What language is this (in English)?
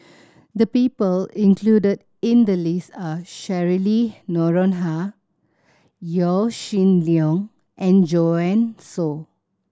English